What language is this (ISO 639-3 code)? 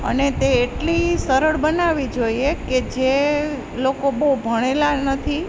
guj